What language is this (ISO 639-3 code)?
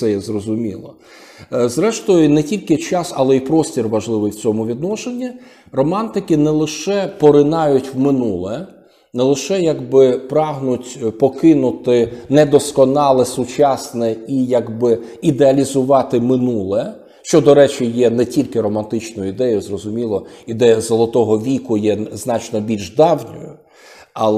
ukr